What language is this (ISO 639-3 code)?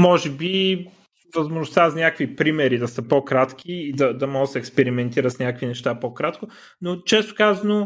bul